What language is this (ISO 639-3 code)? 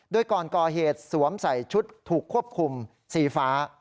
tha